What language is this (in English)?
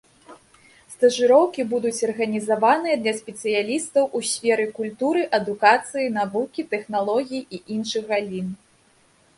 Belarusian